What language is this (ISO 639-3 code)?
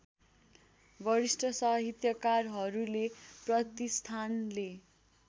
nep